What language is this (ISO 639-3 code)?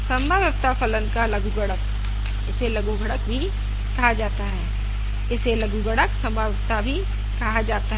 hin